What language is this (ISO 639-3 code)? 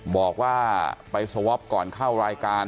tha